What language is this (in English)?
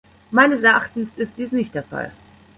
German